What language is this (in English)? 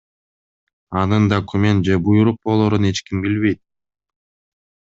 Kyrgyz